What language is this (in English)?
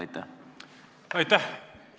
Estonian